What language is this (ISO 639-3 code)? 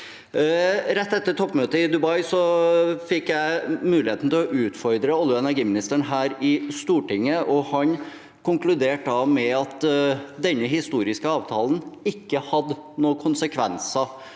nor